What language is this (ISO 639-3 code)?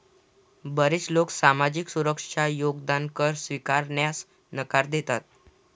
mar